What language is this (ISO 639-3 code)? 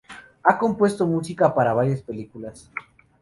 spa